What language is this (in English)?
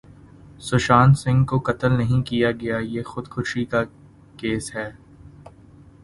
Urdu